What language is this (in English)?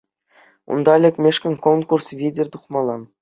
Chuvash